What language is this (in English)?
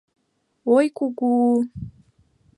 Mari